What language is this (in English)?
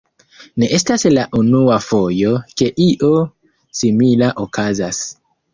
Esperanto